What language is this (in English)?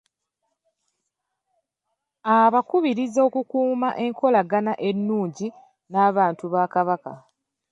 Ganda